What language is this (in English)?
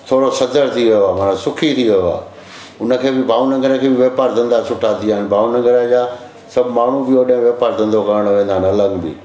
Sindhi